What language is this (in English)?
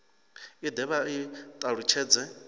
Venda